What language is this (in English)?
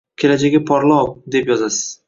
Uzbek